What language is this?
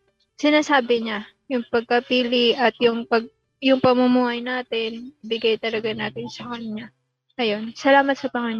Filipino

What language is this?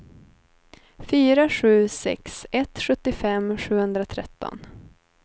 Swedish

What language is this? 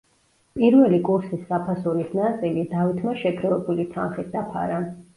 Georgian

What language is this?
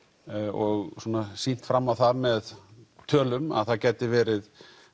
Icelandic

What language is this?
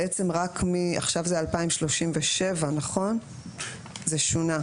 Hebrew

